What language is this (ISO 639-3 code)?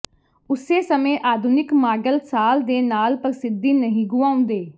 pan